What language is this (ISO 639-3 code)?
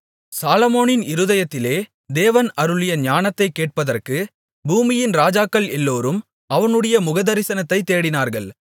tam